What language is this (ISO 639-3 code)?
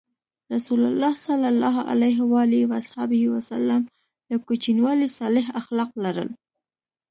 pus